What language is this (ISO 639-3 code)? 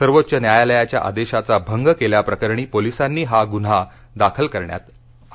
mar